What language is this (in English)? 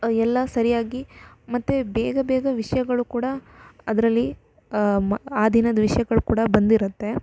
Kannada